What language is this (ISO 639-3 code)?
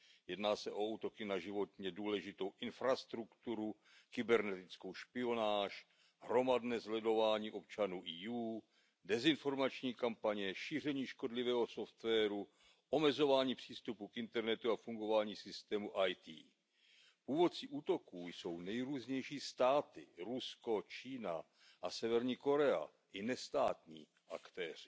ces